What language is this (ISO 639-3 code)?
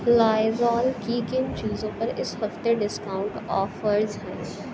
urd